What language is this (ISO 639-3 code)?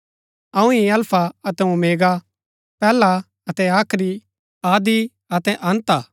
gbk